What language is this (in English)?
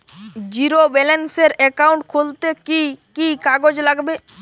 Bangla